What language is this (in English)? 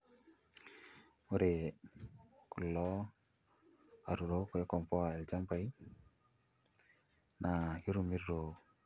Masai